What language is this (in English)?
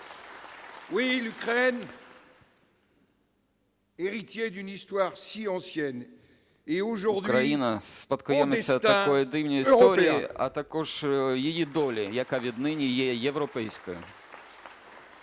Ukrainian